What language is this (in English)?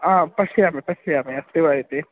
Sanskrit